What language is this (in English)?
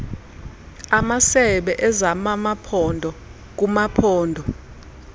Xhosa